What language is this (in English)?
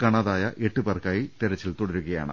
Malayalam